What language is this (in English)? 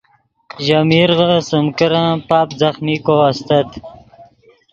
Yidgha